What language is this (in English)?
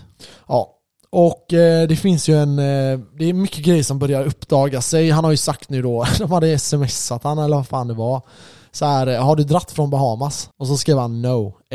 Swedish